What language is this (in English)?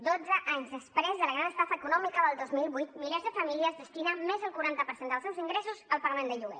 Catalan